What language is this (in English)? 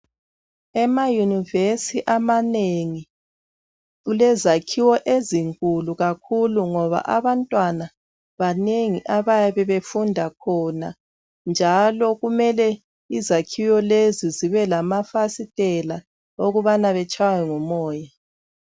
North Ndebele